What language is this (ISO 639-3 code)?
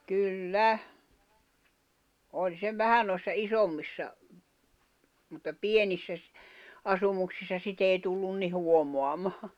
fin